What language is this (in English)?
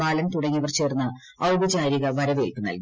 Malayalam